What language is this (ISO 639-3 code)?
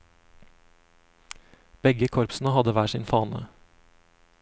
nor